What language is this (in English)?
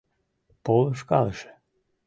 Mari